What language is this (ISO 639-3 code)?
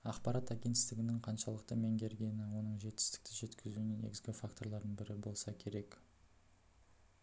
kaz